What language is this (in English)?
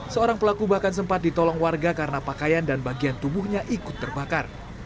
Indonesian